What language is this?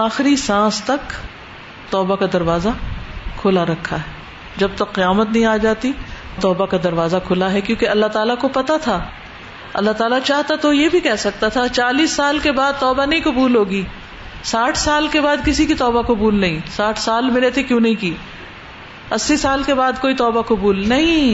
Urdu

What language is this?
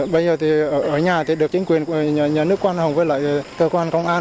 Vietnamese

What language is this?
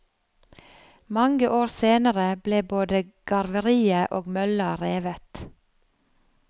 Norwegian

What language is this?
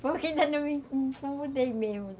Portuguese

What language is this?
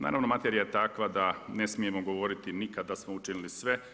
Croatian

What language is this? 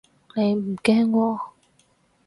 Cantonese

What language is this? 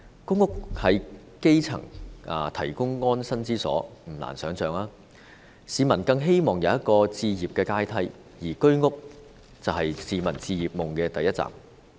Cantonese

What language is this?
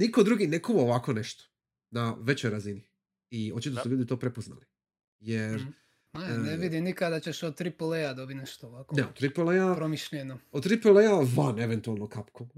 Croatian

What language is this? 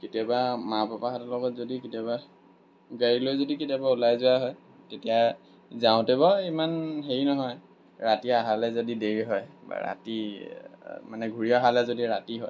Assamese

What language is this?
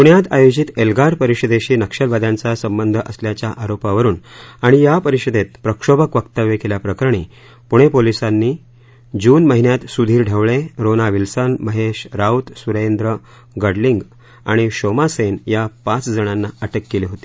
Marathi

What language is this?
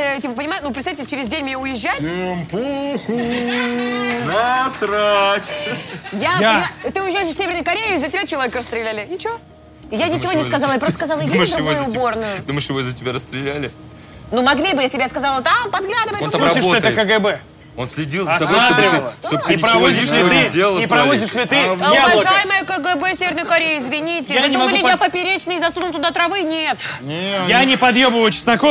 Russian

